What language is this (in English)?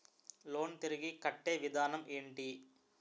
Telugu